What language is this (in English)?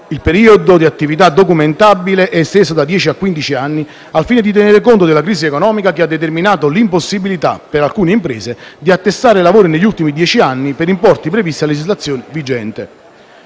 Italian